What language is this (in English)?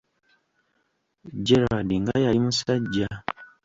Ganda